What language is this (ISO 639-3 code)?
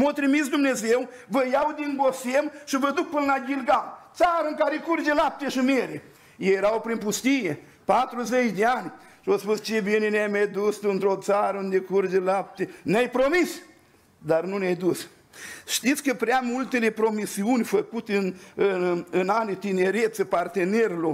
ron